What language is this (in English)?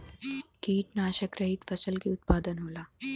Bhojpuri